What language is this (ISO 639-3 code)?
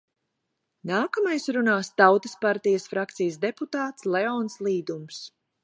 lav